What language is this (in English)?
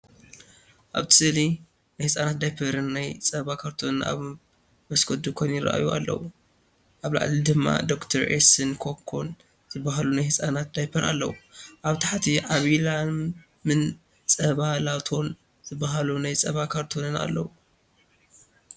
Tigrinya